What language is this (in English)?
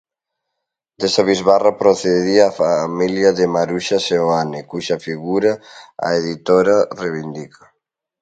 Galician